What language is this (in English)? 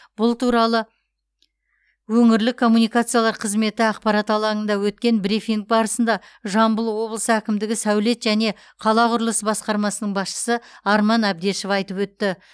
Kazakh